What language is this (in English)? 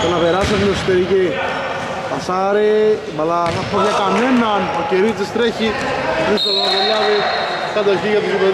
Greek